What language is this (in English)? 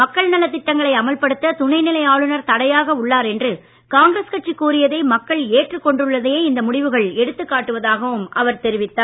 Tamil